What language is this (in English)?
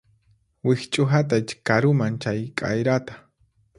Puno Quechua